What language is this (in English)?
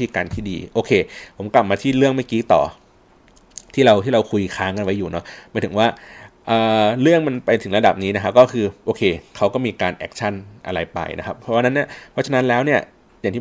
Thai